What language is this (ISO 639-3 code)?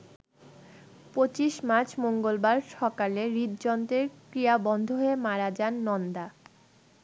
ben